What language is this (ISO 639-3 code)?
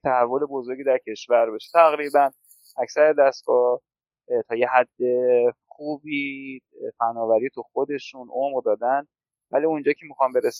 fas